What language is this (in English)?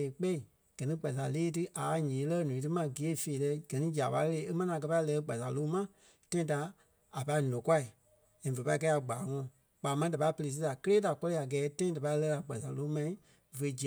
Kpelle